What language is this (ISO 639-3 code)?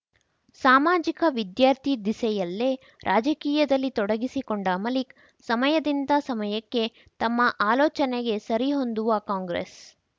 kan